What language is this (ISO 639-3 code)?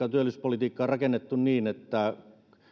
fin